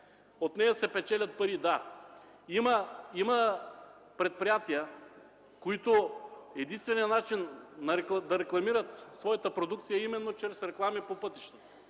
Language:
Bulgarian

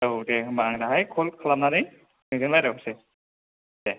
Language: Bodo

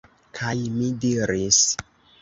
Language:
Esperanto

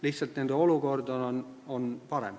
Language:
Estonian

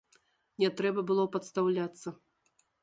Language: Belarusian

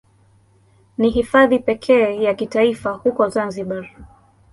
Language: Swahili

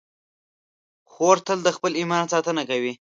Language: Pashto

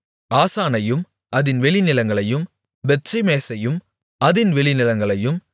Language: Tamil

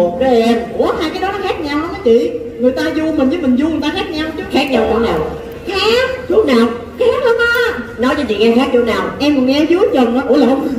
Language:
Vietnamese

